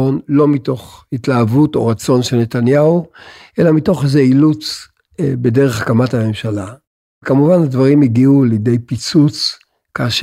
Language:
Hebrew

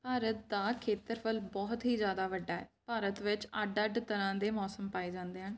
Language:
Punjabi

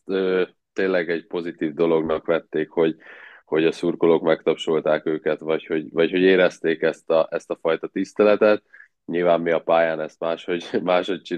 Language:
Hungarian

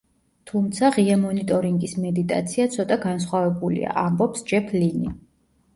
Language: Georgian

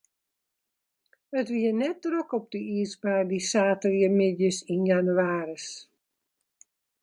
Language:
Western Frisian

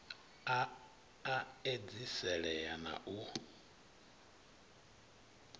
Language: Venda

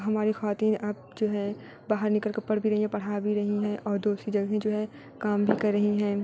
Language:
Urdu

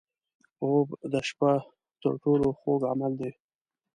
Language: Pashto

